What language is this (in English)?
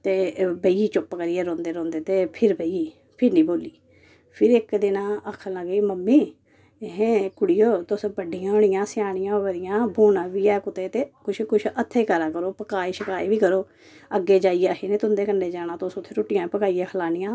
Dogri